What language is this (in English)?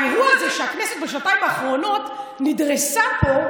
Hebrew